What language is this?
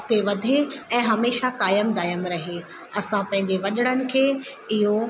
Sindhi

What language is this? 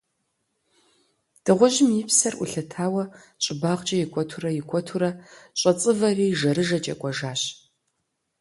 Kabardian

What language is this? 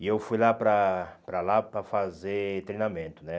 Portuguese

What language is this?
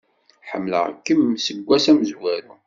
Kabyle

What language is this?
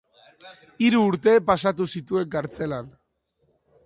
Basque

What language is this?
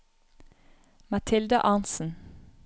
Norwegian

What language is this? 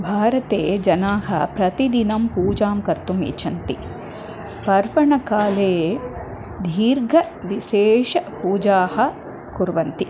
Sanskrit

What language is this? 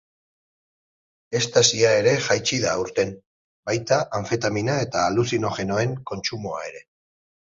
Basque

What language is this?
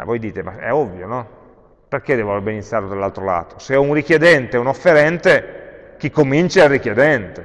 Italian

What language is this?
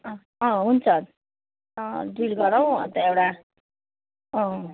Nepali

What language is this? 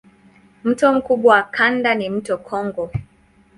Swahili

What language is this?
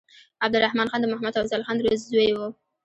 Pashto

